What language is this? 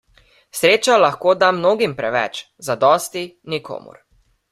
Slovenian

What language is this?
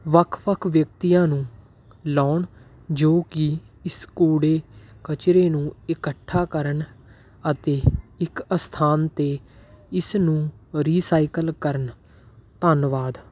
Punjabi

